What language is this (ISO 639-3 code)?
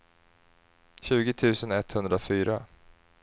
swe